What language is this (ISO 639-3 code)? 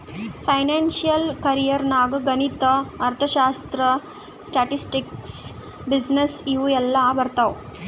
kan